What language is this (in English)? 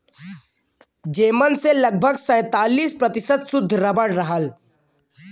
Bhojpuri